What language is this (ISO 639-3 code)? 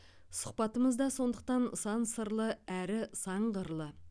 kaz